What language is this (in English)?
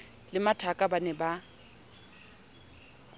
Southern Sotho